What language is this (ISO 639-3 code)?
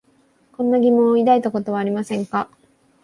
jpn